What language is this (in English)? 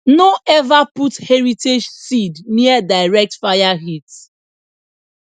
Nigerian Pidgin